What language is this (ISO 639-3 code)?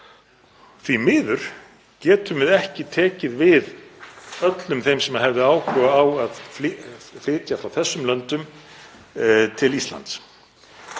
isl